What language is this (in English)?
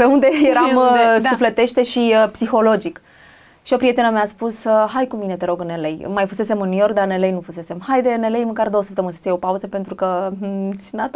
Romanian